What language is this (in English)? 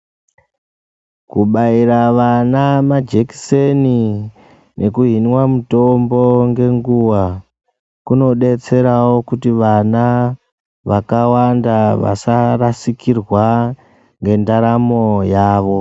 Ndau